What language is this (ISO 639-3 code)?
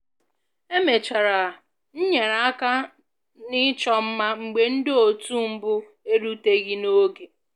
ibo